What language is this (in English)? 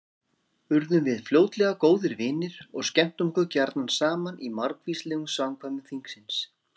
Icelandic